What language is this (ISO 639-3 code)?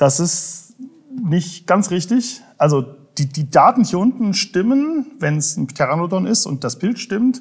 deu